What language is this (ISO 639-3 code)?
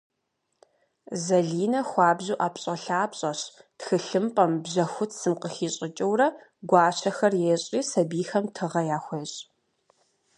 kbd